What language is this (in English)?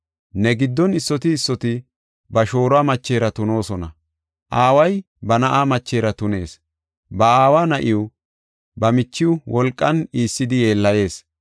Gofa